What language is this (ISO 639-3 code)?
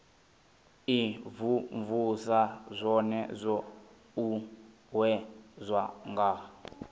ven